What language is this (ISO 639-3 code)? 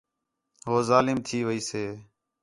xhe